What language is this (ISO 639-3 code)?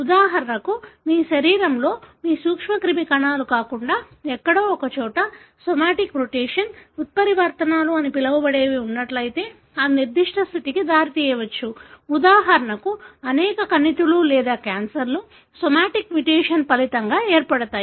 tel